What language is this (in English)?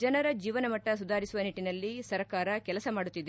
Kannada